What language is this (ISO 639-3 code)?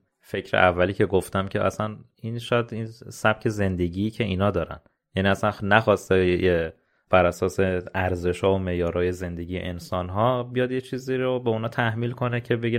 fas